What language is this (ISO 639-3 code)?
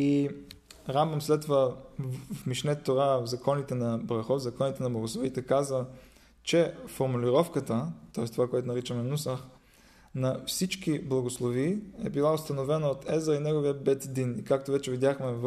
bul